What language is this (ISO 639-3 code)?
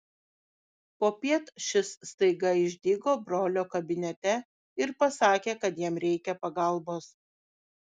lit